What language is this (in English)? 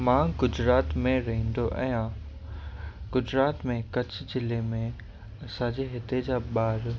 Sindhi